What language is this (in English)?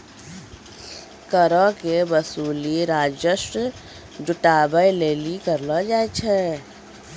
Maithili